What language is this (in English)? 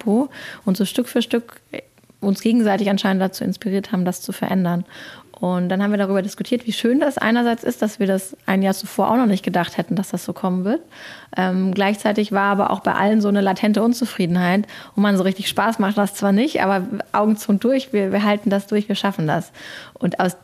German